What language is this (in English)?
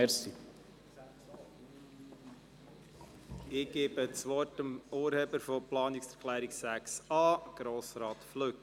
Swiss German